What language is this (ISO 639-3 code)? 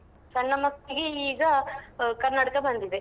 kan